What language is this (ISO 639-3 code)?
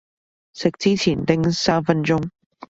yue